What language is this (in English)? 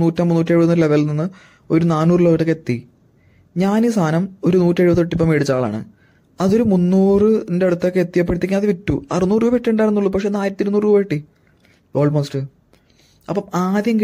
Malayalam